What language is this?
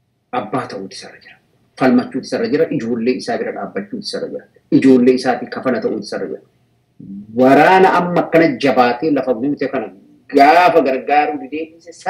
Arabic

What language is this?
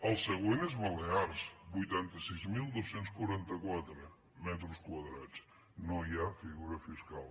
Catalan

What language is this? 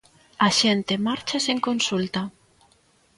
Galician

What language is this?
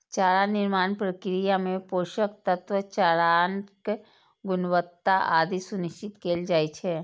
Maithili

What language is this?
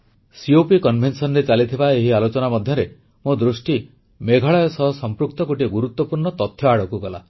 Odia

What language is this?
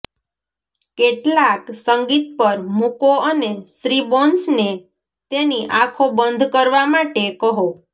Gujarati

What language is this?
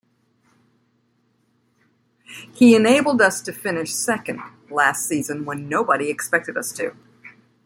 English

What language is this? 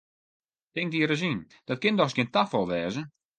Western Frisian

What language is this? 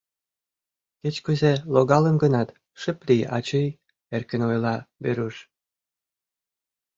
Mari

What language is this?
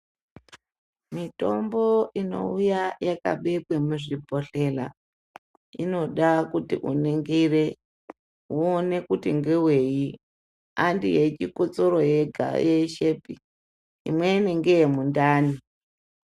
Ndau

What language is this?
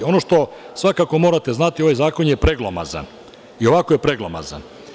Serbian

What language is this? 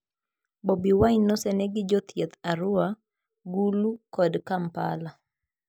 Luo (Kenya and Tanzania)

